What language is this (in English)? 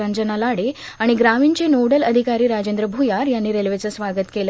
Marathi